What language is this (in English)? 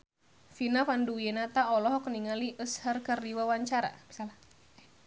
Sundanese